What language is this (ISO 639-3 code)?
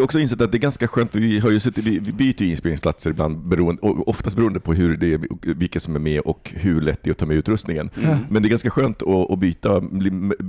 swe